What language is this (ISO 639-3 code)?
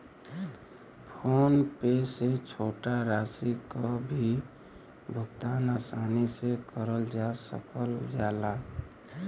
bho